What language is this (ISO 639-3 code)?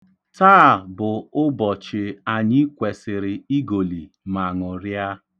ibo